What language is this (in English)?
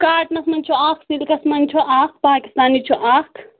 Kashmiri